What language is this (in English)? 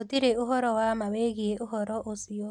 Kikuyu